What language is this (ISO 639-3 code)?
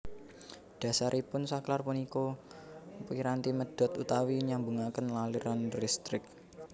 jav